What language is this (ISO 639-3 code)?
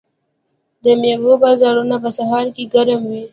pus